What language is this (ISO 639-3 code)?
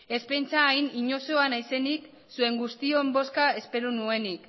eus